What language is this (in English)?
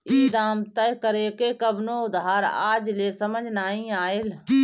Bhojpuri